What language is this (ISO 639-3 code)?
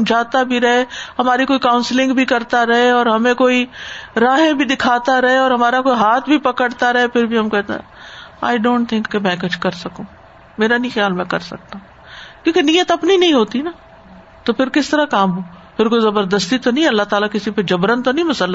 urd